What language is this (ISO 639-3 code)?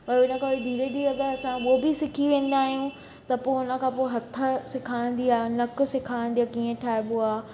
snd